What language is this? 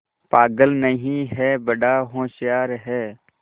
Hindi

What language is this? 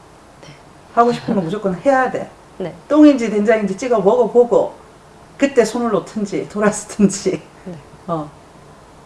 Korean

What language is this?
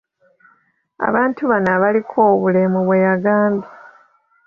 Ganda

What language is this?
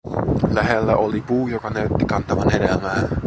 Finnish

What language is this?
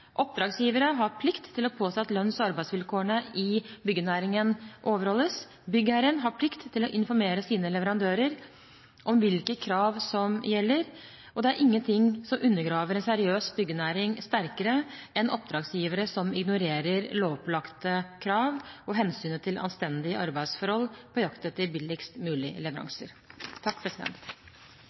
Norwegian Bokmål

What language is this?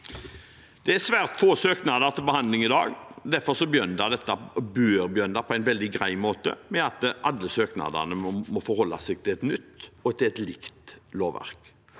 Norwegian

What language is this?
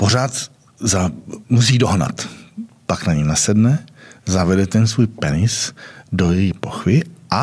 Czech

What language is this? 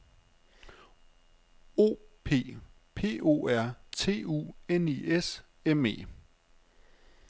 Danish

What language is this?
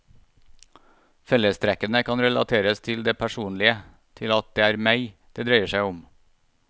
Norwegian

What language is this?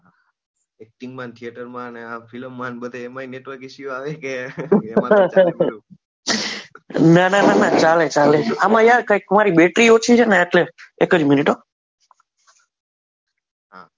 Gujarati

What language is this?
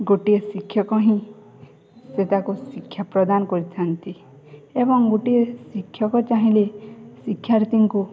Odia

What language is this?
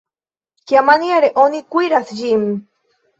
Esperanto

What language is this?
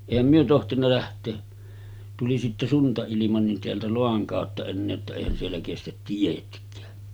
Finnish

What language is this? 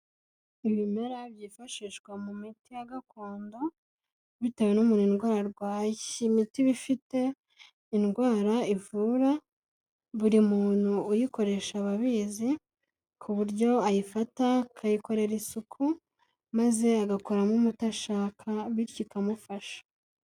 Kinyarwanda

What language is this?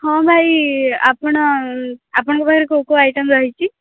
Odia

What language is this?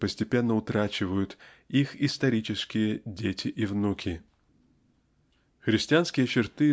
Russian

